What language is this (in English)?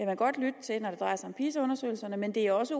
Danish